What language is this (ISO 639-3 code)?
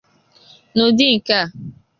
ibo